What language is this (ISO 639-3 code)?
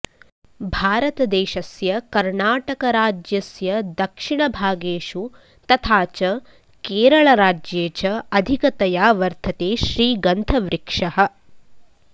san